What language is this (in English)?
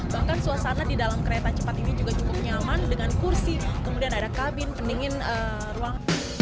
Indonesian